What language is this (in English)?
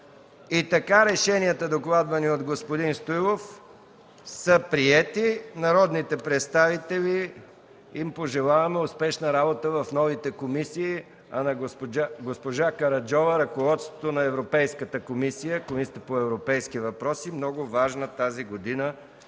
Bulgarian